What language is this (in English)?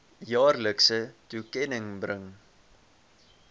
Afrikaans